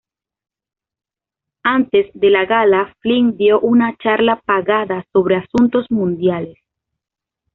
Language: Spanish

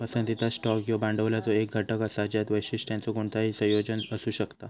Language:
Marathi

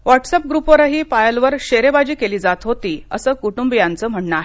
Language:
Marathi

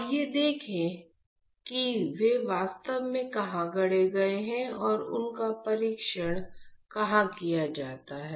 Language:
Hindi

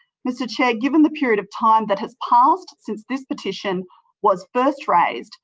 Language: English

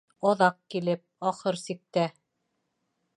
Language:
Bashkir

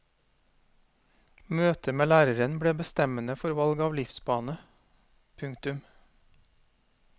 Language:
Norwegian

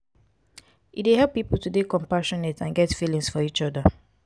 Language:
Nigerian Pidgin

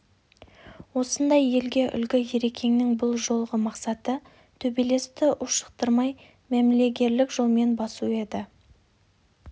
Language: Kazakh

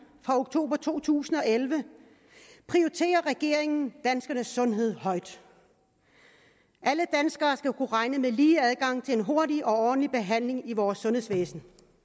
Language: Danish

